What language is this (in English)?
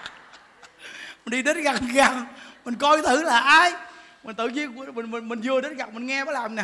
Vietnamese